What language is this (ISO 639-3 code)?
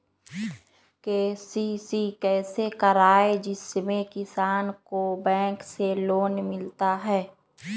mag